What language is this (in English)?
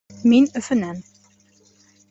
Bashkir